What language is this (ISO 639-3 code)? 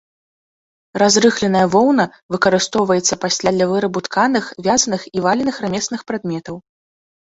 bel